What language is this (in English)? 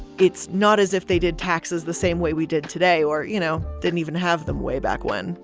English